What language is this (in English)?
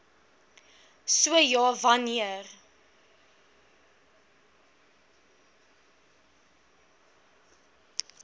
Afrikaans